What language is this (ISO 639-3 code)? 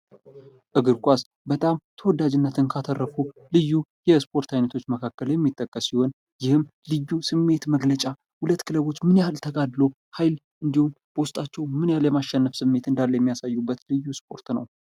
amh